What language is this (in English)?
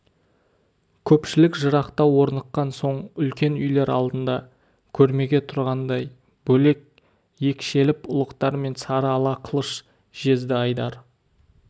Kazakh